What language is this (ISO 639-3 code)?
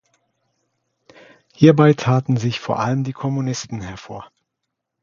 deu